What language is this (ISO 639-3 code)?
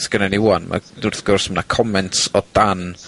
cym